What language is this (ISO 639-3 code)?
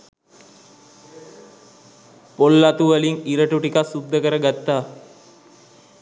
sin